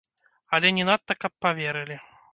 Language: Belarusian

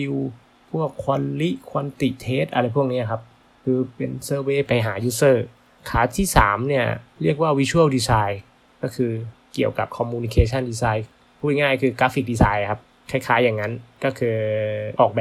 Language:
Thai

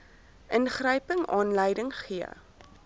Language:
Afrikaans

